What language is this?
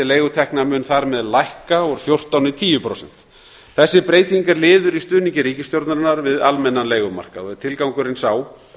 Icelandic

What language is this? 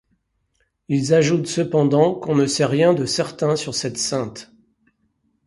French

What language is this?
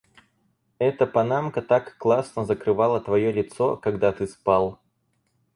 Russian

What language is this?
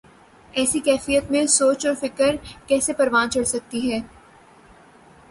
Urdu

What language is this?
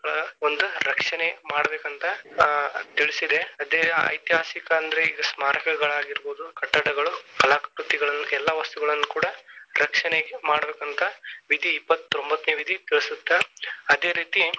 Kannada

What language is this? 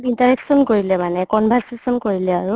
Assamese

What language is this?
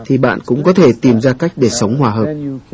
Vietnamese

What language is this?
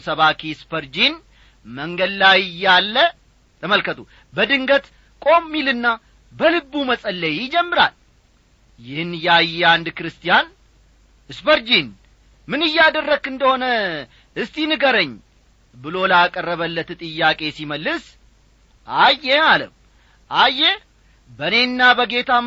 Amharic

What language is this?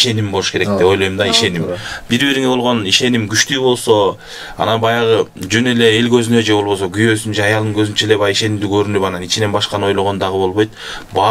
Turkish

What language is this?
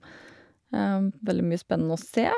Norwegian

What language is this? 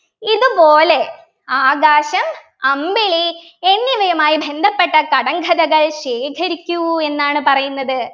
Malayalam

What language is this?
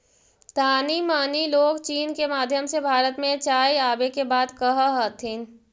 Magahi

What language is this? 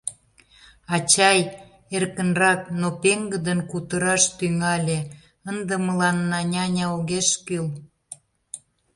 Mari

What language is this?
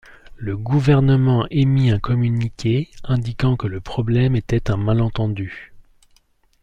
French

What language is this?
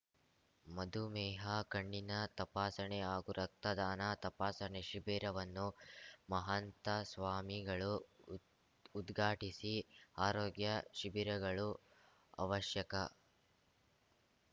Kannada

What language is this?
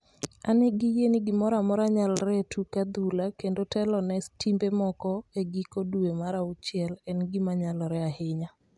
Luo (Kenya and Tanzania)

